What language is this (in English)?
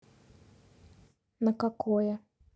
Russian